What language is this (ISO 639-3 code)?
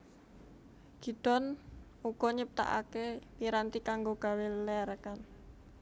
jav